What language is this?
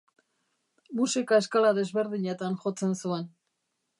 Basque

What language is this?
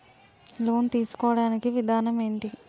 Telugu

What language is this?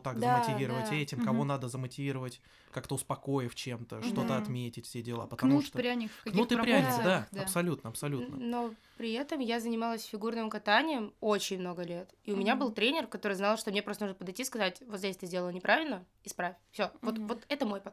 Russian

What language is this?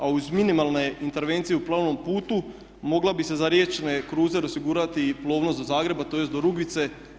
Croatian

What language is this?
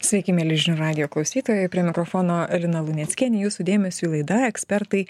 Lithuanian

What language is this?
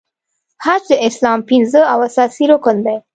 Pashto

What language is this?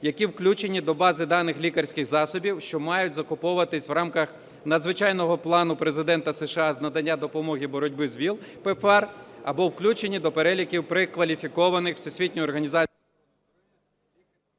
Ukrainian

